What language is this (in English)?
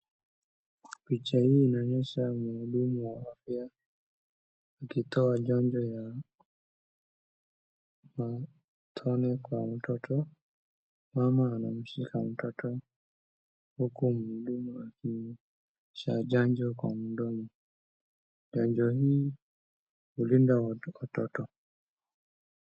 Swahili